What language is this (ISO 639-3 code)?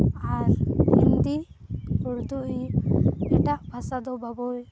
sat